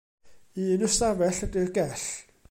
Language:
Welsh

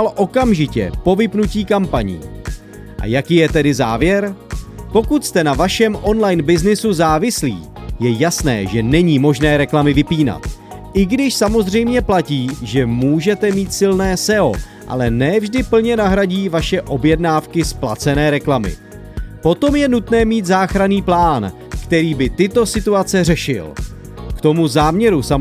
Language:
Czech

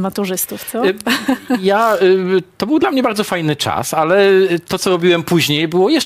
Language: Polish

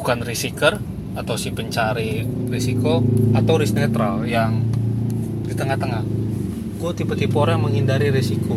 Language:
Indonesian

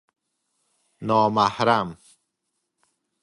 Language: Persian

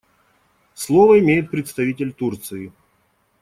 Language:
Russian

